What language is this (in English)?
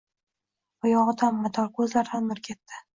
Uzbek